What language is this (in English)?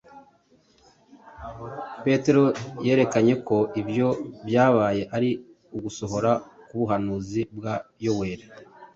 Kinyarwanda